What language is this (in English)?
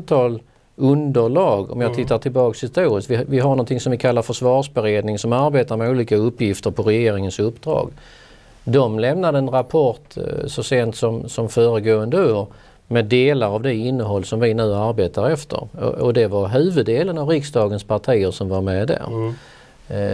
Swedish